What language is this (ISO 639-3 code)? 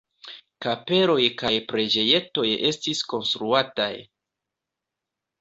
epo